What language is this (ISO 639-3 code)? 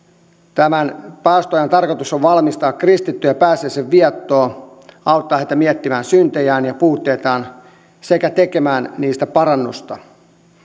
fin